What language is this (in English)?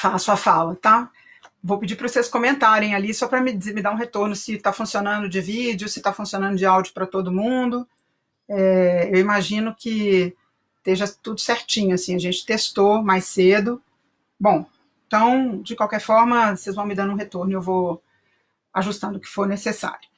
Portuguese